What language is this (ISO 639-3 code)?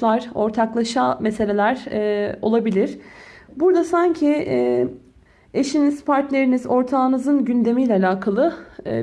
tur